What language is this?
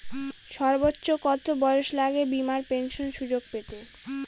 Bangla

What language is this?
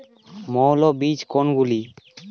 Bangla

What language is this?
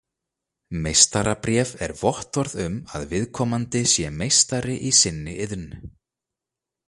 Icelandic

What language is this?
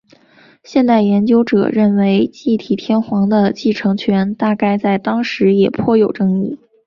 Chinese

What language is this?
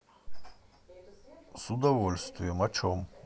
Russian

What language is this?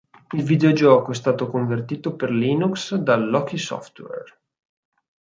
Italian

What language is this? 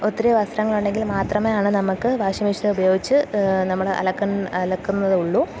Malayalam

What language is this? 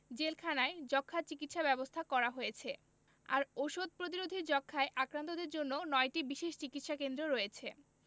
Bangla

